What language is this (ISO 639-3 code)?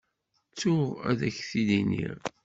kab